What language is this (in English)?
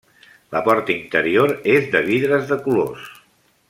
Catalan